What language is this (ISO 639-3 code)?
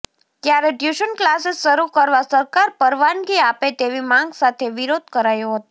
guj